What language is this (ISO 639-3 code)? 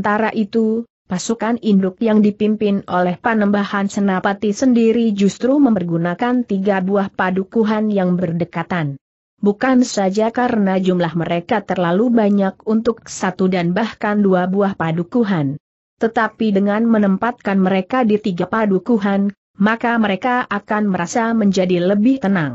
ind